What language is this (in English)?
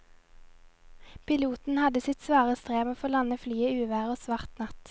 Norwegian